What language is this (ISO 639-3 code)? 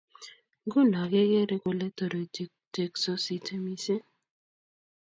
kln